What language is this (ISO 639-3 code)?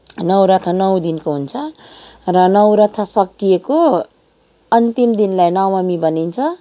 nep